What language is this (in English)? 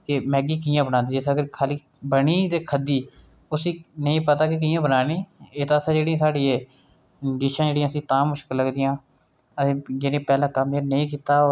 Dogri